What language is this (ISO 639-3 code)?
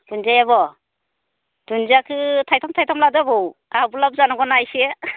brx